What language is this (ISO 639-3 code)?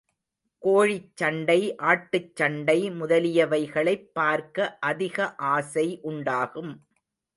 tam